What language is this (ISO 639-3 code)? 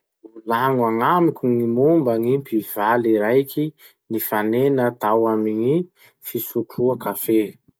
msh